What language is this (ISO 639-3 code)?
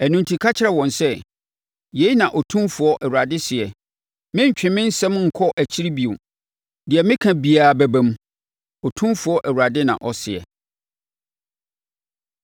aka